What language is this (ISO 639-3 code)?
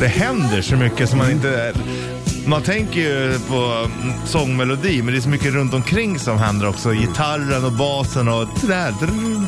swe